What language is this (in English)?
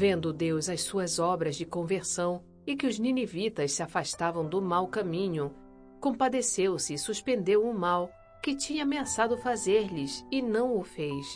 Portuguese